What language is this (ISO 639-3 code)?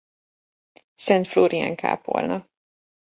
hun